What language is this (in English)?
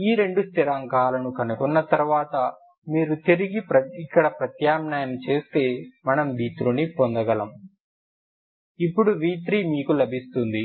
Telugu